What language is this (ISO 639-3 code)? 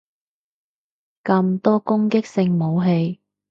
yue